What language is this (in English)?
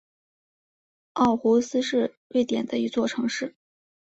Chinese